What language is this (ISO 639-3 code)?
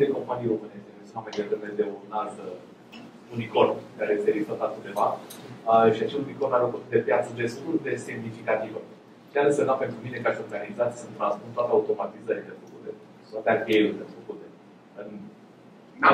ron